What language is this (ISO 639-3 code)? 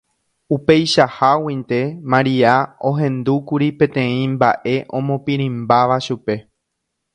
grn